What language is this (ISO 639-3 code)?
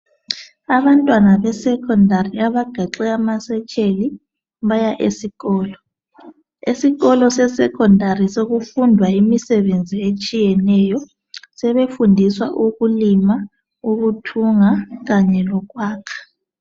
nde